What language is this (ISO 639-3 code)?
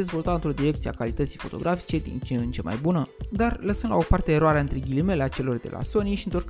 ron